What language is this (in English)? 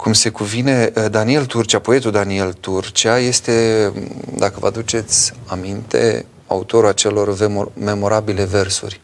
Romanian